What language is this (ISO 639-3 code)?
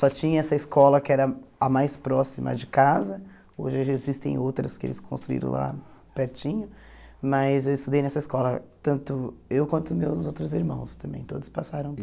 por